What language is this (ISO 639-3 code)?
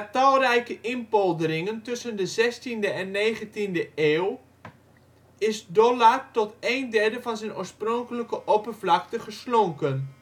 nld